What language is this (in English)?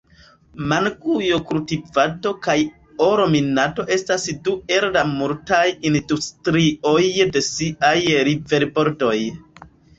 Esperanto